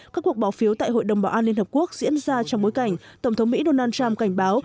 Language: Vietnamese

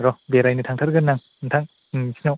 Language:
Bodo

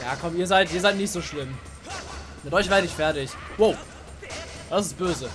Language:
German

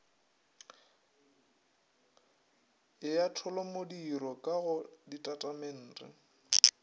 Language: Northern Sotho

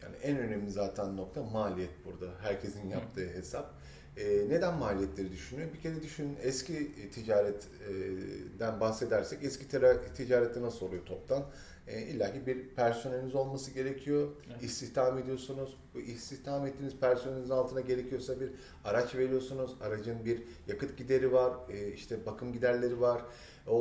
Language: Turkish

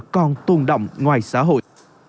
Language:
Vietnamese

